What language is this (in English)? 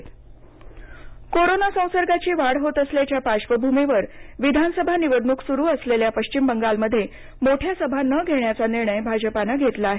Marathi